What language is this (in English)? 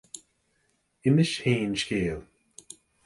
Irish